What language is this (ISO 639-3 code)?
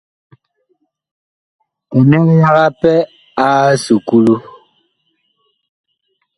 bkh